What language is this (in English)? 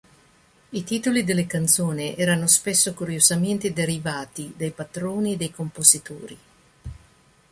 Italian